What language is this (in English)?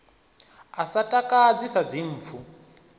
Venda